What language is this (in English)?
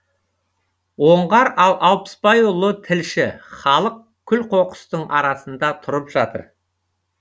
Kazakh